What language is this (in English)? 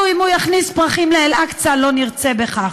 Hebrew